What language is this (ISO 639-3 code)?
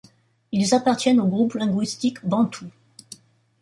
fra